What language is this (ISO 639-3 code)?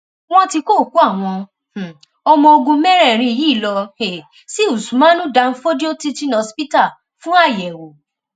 yor